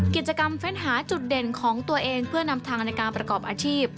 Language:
Thai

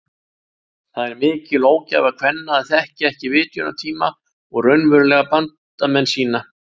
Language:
Icelandic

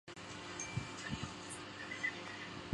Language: Chinese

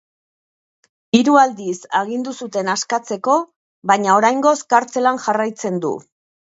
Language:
Basque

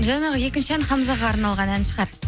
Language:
Kazakh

